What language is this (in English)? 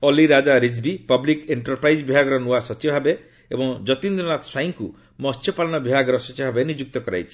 Odia